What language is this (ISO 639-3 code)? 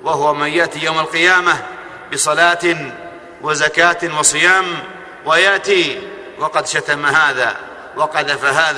ara